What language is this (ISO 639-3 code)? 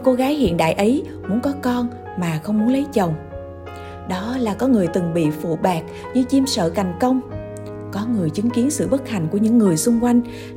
vie